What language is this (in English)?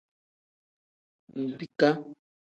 Tem